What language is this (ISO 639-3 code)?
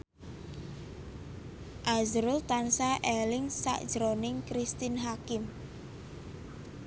jav